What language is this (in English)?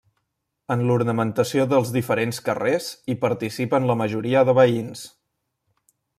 Catalan